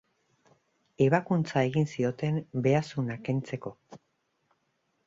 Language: Basque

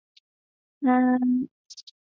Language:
Chinese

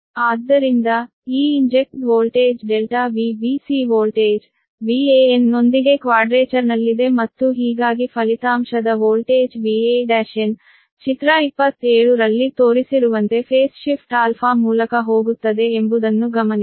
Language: Kannada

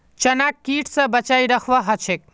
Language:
Magahi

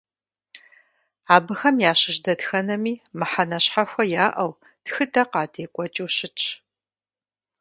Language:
Kabardian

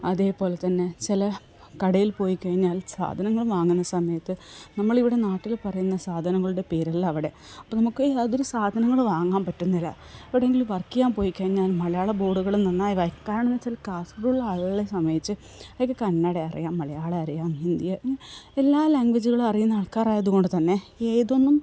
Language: Malayalam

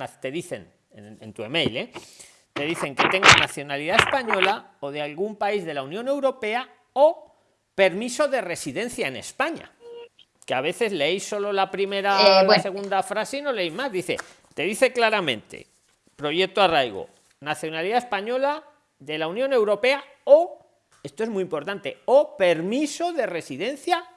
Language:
Spanish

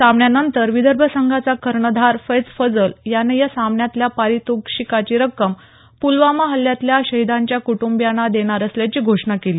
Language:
Marathi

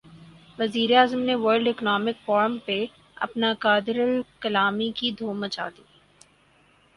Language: Urdu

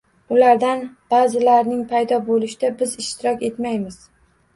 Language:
Uzbek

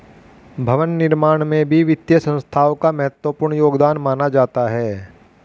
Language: Hindi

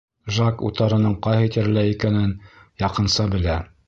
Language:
Bashkir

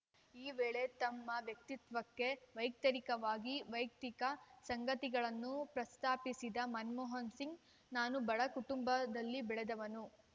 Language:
Kannada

